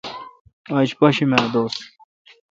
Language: Kalkoti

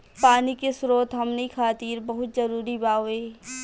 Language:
Bhojpuri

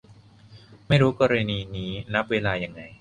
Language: Thai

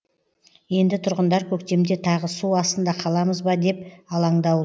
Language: Kazakh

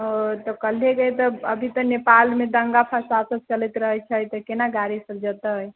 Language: Maithili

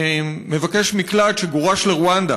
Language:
Hebrew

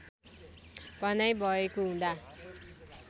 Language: Nepali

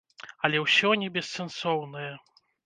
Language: Belarusian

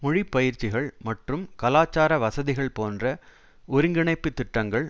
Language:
Tamil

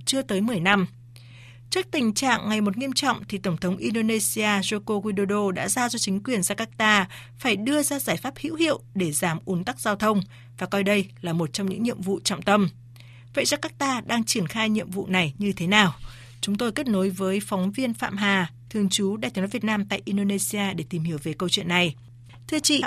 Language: Vietnamese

